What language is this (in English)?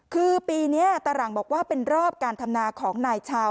Thai